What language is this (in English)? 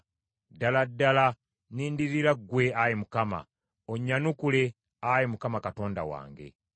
Ganda